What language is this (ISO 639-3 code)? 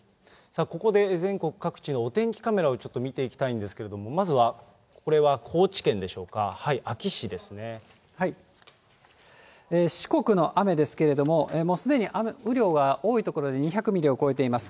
jpn